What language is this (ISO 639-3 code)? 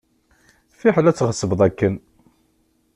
kab